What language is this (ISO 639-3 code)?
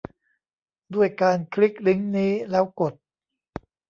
tha